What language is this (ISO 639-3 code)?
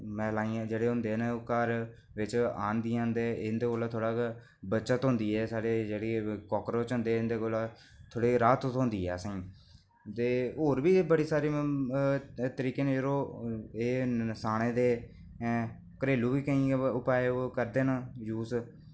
doi